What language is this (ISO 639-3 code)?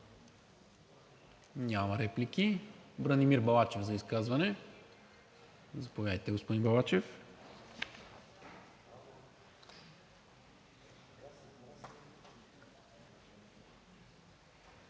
bul